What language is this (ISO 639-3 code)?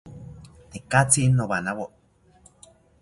cpy